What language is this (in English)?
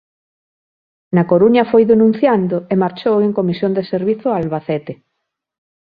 Galician